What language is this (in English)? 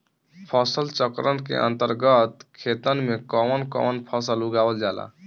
Bhojpuri